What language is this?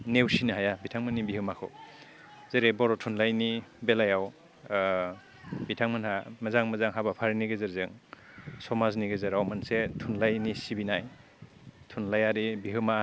Bodo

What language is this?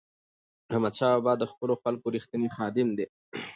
Pashto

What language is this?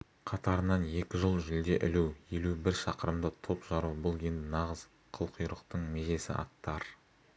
Kazakh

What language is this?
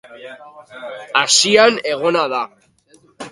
Basque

